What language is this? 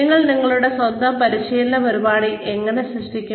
Malayalam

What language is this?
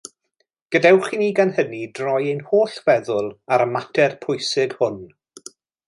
Welsh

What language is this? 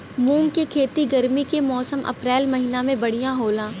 Bhojpuri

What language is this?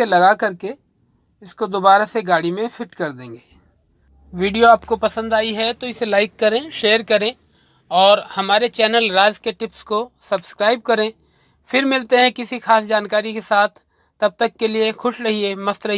Hindi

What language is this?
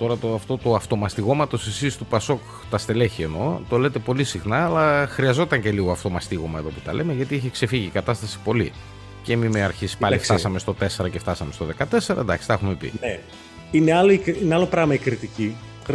Greek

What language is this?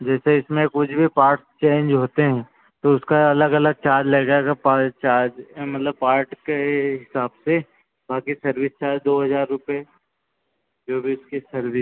Hindi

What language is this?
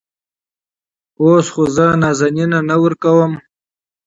Pashto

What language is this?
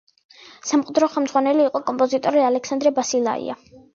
Georgian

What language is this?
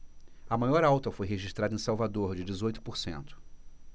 Portuguese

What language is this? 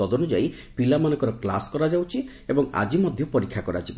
Odia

